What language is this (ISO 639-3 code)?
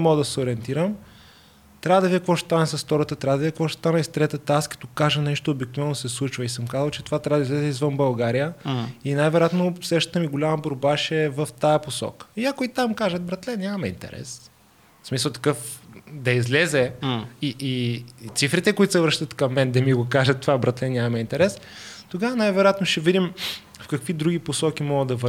bul